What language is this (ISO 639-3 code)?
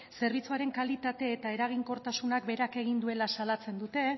eus